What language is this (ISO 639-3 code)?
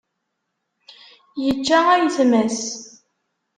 kab